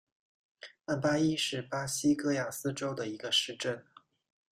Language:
Chinese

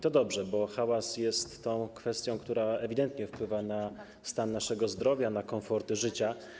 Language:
Polish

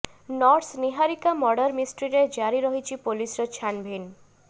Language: Odia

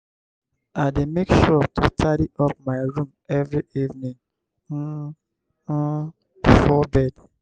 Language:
Nigerian Pidgin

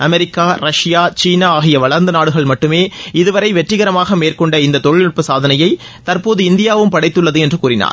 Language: Tamil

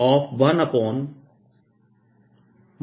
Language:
Hindi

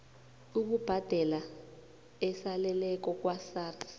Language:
South Ndebele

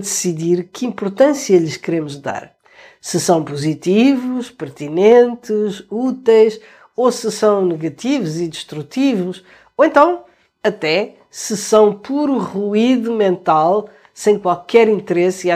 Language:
Portuguese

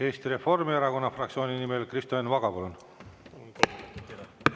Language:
Estonian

